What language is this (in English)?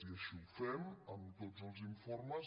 Catalan